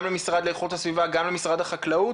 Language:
Hebrew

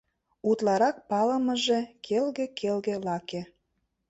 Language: Mari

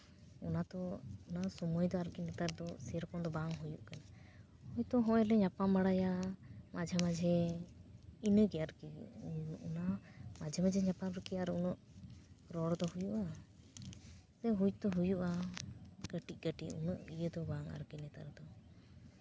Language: Santali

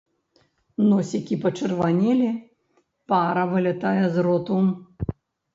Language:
Belarusian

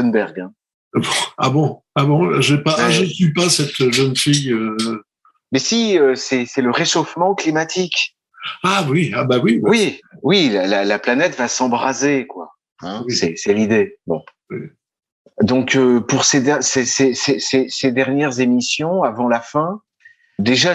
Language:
French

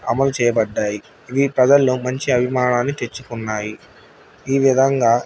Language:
Telugu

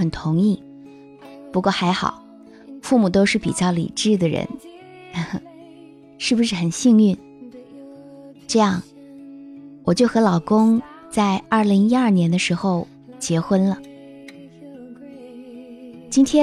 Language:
Chinese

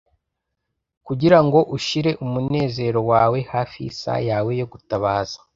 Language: Kinyarwanda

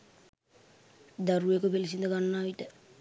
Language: Sinhala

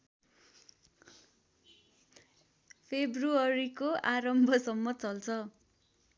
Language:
Nepali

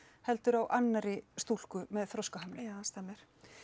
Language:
Icelandic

